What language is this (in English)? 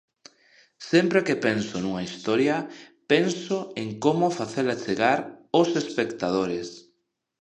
Galician